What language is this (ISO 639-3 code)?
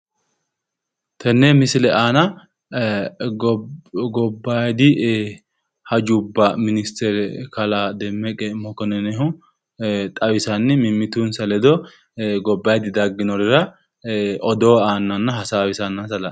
sid